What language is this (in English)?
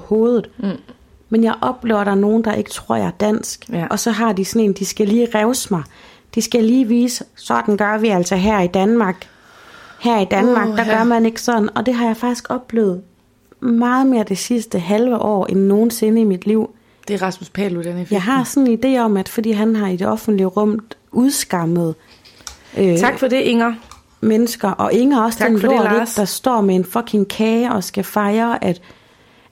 Danish